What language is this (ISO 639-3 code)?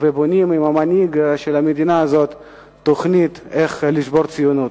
heb